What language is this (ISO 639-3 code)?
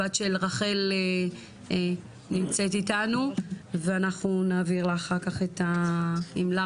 heb